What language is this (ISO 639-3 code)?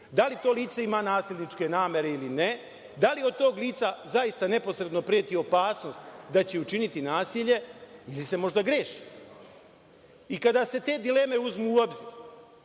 srp